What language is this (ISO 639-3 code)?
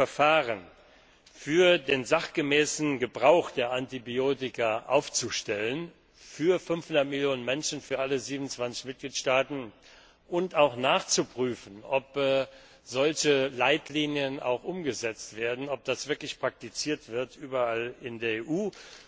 deu